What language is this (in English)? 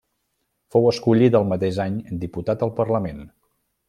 Catalan